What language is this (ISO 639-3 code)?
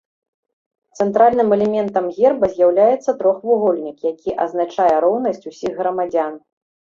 bel